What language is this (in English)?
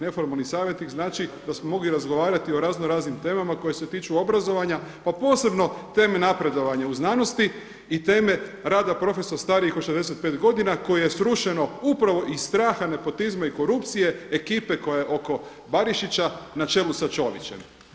Croatian